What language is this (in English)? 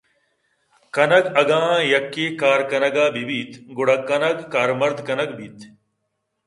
Eastern Balochi